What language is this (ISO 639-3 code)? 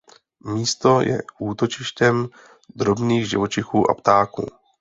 ces